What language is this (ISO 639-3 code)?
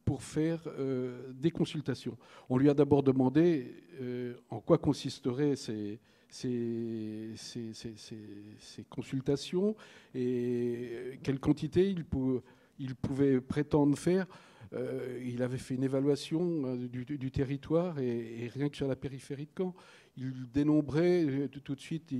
fra